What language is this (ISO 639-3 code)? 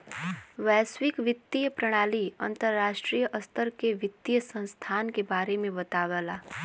bho